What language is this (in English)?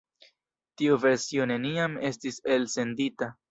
Esperanto